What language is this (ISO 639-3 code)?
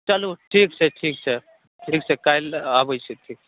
mai